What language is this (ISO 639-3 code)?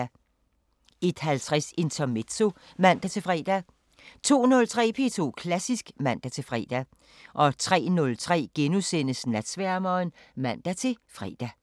dan